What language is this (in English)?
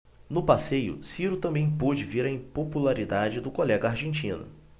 Portuguese